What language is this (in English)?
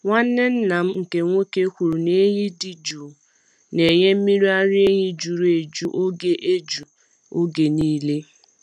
Igbo